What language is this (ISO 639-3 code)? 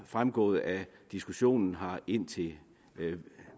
dan